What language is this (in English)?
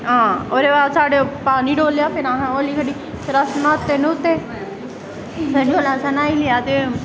Dogri